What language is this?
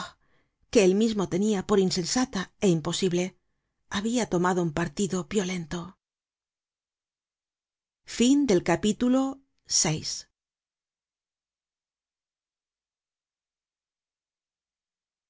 Spanish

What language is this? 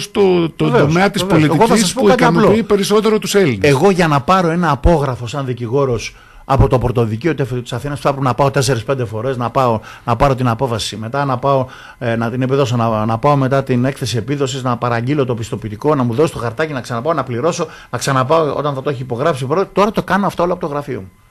Greek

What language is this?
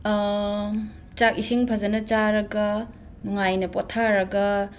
Manipuri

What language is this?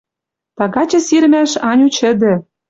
Western Mari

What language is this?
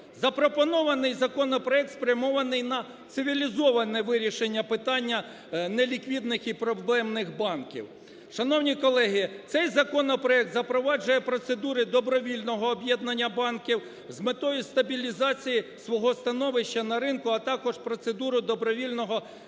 Ukrainian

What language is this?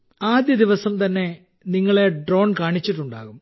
Malayalam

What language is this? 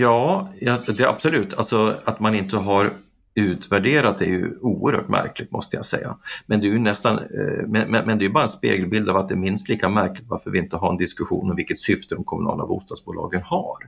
Swedish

